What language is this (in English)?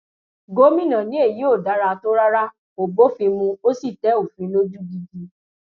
Yoruba